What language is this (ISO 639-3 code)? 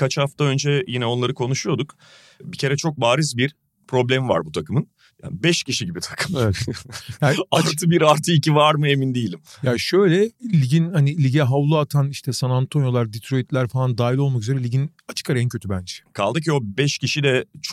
tur